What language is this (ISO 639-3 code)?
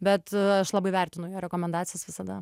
lit